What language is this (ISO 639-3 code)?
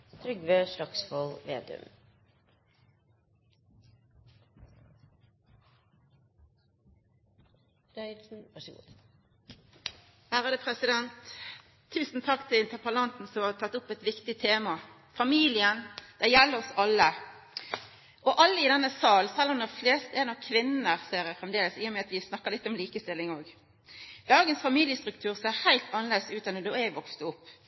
nor